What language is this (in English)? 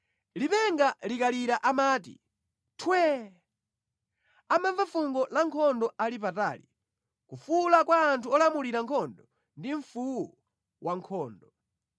Nyanja